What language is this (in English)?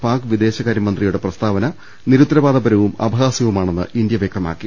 Malayalam